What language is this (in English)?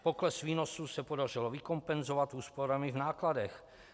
Czech